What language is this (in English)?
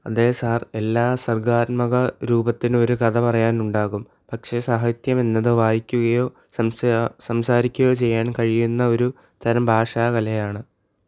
Malayalam